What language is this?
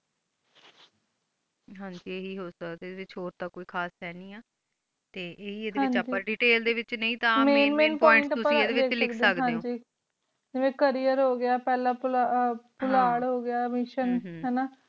Punjabi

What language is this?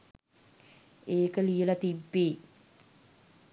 Sinhala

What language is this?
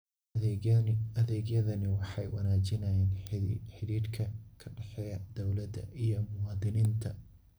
Somali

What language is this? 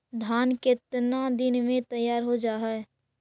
Magahi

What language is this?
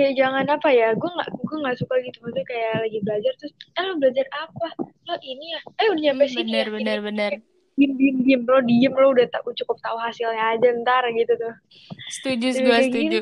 Indonesian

